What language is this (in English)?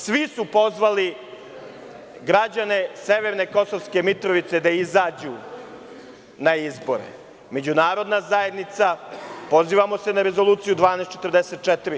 Serbian